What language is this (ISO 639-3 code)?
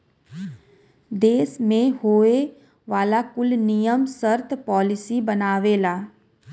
bho